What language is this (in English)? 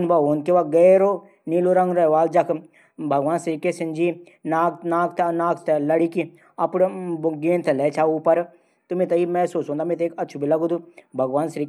Garhwali